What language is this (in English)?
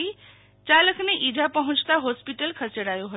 Gujarati